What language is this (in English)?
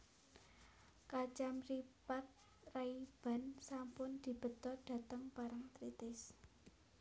Javanese